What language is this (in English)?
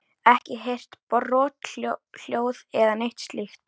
Icelandic